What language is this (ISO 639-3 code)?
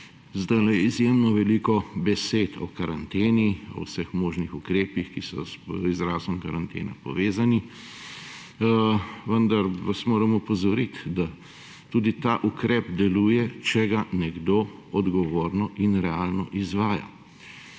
slv